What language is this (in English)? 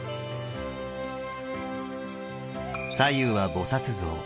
Japanese